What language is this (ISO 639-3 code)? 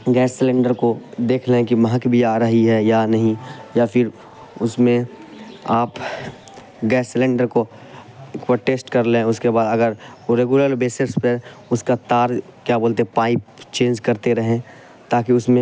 urd